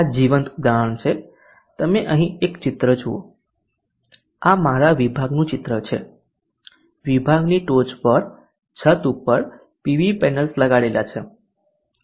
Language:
Gujarati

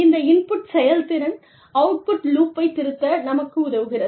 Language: Tamil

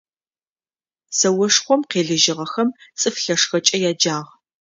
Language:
Adyghe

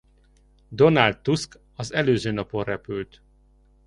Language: Hungarian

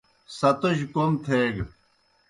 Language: Kohistani Shina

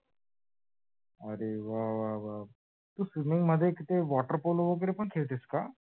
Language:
Marathi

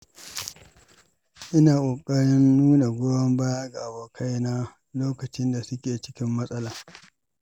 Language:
Hausa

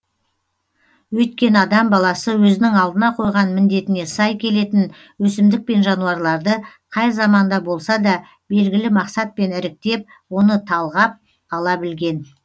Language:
Kazakh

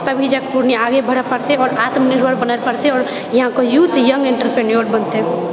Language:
Maithili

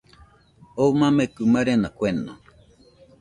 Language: Nüpode Huitoto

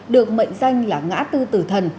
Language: Vietnamese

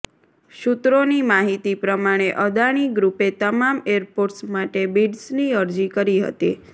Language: Gujarati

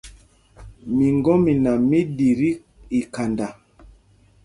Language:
Mpumpong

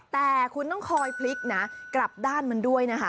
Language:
Thai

